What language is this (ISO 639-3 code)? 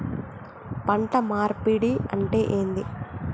tel